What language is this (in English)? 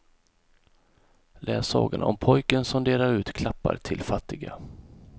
Swedish